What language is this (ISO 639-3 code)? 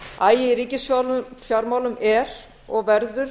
isl